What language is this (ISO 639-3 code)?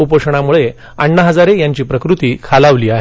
mar